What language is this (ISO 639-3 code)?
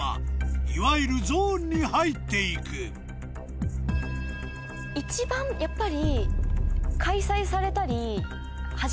jpn